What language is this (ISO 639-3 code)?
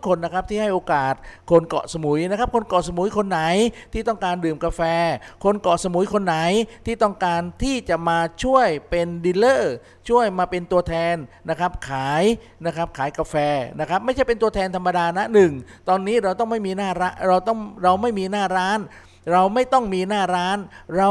tha